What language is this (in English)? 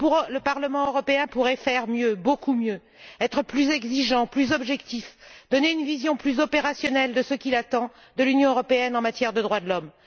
French